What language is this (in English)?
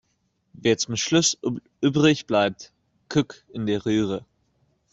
German